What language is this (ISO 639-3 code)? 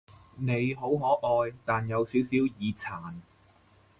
yue